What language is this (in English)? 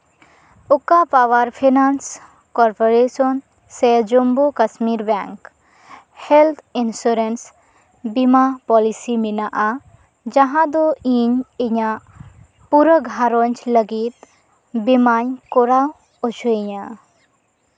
Santali